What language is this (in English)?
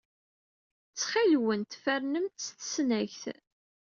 Kabyle